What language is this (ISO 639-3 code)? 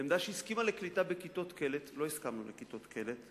heb